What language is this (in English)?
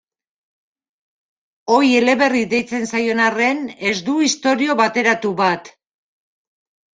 Basque